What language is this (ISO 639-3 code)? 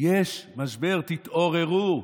heb